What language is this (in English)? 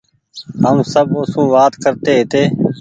Goaria